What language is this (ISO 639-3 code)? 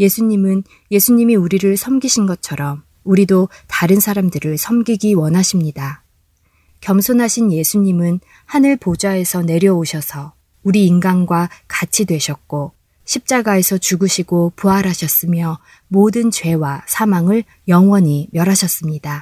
kor